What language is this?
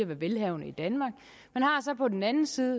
Danish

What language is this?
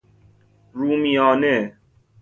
Persian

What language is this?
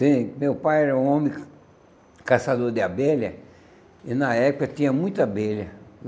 Portuguese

